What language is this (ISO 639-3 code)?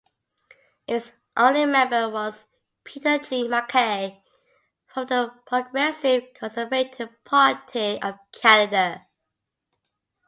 eng